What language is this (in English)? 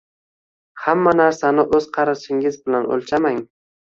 Uzbek